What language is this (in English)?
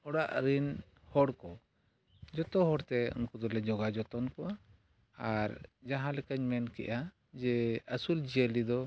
Santali